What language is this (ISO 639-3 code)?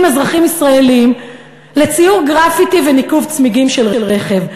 heb